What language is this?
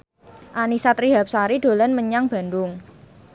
Javanese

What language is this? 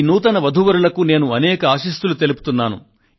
Telugu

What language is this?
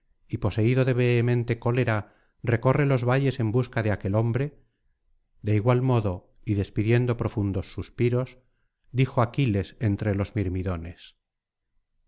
Spanish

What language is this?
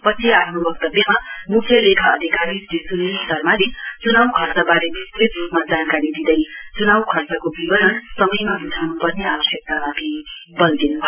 Nepali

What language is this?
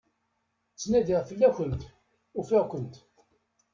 Kabyle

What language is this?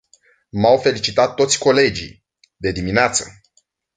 Romanian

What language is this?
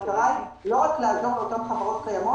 Hebrew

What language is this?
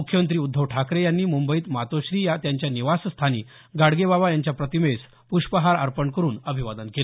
Marathi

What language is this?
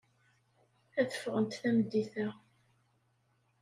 Kabyle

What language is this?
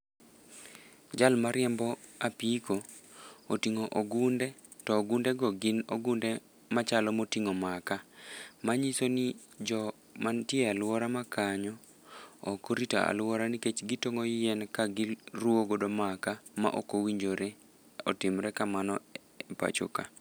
Luo (Kenya and Tanzania)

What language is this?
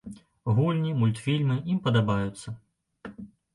Belarusian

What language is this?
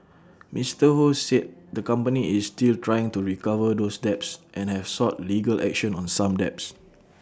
English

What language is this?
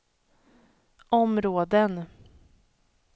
Swedish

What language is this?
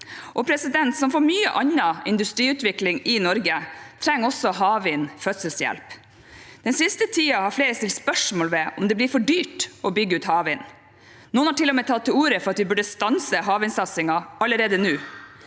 Norwegian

